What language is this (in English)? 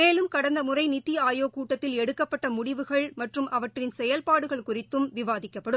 Tamil